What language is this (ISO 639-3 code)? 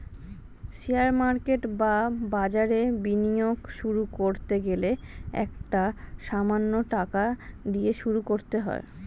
ben